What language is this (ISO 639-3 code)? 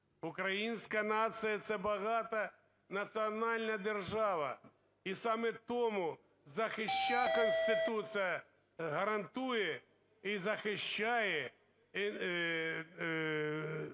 ukr